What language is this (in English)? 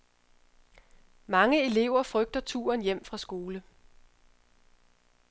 Danish